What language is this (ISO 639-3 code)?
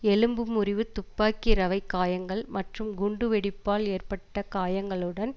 tam